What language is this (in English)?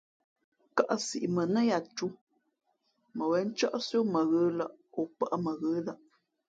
Fe'fe'